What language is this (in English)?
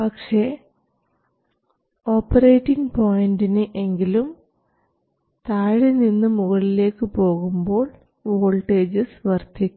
Malayalam